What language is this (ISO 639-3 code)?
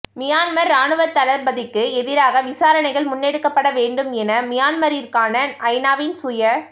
tam